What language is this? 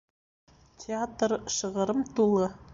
Bashkir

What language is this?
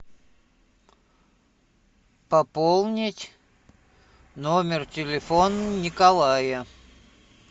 Russian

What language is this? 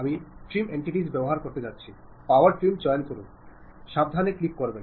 Malayalam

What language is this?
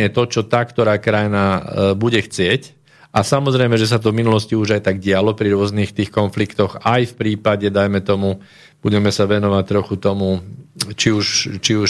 Slovak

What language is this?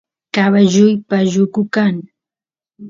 Santiago del Estero Quichua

